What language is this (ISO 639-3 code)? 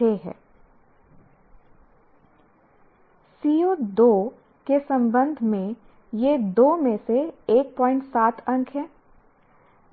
hin